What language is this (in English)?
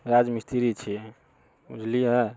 Maithili